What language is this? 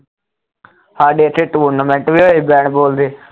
Punjabi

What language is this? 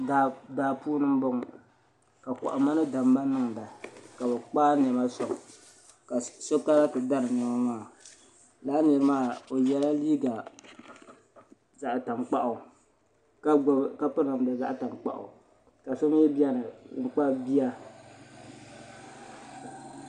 Dagbani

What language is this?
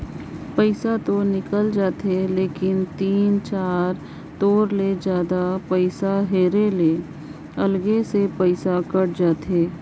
Chhattisgarhi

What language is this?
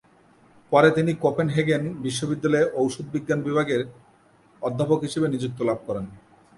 Bangla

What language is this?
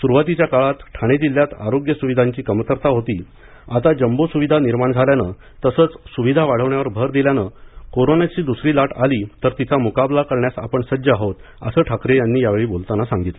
Marathi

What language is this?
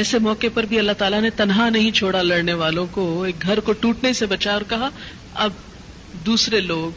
Urdu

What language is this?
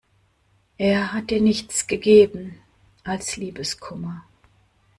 German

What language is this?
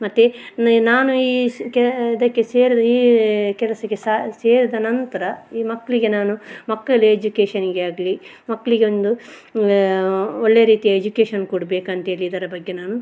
Kannada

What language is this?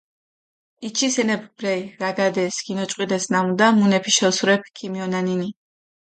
Mingrelian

